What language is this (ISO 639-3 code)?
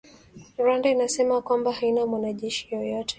swa